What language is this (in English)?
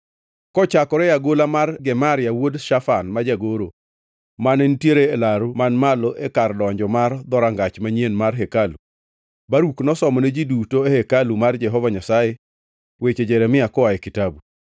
Luo (Kenya and Tanzania)